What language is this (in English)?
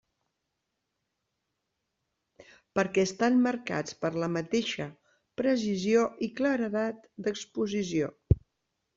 Catalan